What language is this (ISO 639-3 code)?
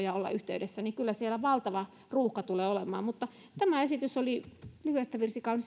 fin